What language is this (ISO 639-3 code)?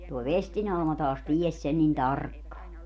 fin